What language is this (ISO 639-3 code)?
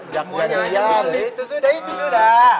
ind